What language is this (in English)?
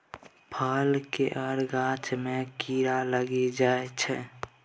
Maithili